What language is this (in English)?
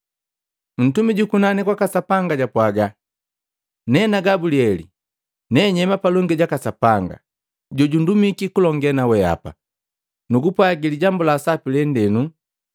Matengo